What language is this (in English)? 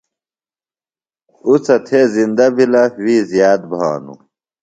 Phalura